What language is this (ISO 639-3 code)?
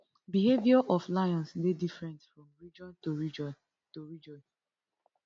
pcm